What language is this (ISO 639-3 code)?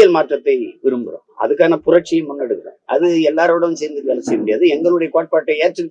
tam